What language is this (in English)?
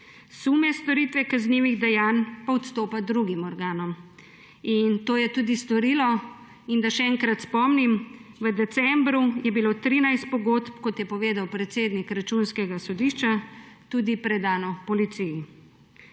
Slovenian